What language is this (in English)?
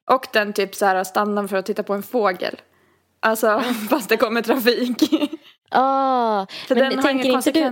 Swedish